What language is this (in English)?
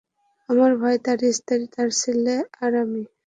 Bangla